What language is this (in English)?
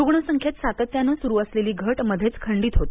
Marathi